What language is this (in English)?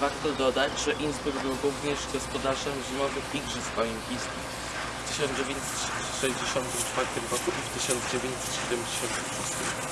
Polish